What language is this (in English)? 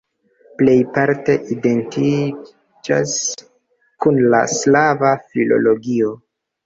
Esperanto